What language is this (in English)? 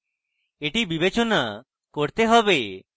Bangla